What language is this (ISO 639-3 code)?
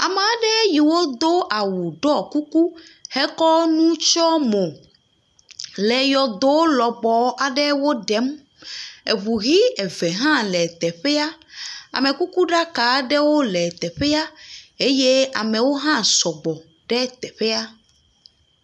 ewe